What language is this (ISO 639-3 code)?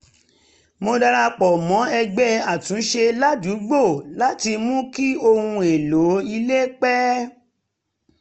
yor